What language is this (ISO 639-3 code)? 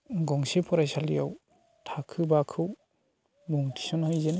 brx